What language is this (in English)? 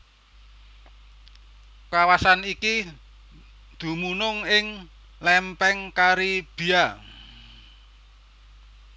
Javanese